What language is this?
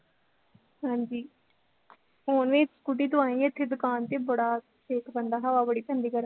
Punjabi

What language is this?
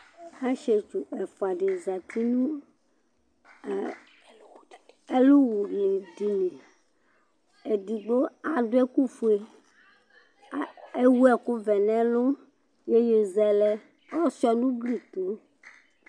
Ikposo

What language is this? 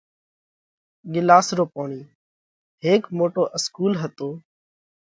Parkari Koli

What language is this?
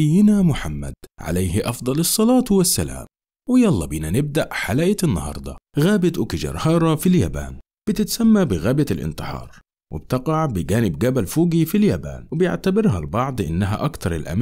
Arabic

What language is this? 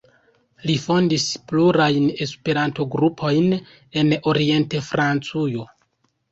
Esperanto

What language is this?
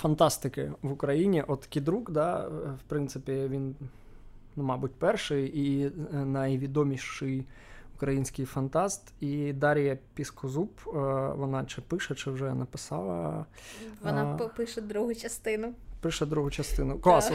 Ukrainian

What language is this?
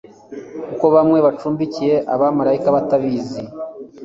Kinyarwanda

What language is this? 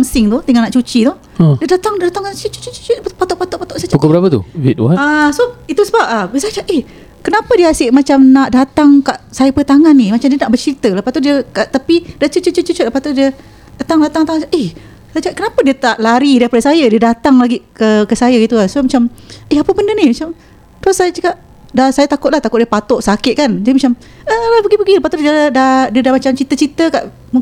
Malay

